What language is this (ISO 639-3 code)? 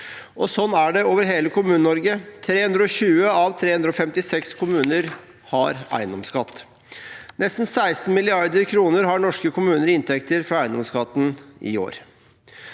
nor